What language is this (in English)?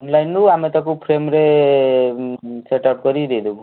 Odia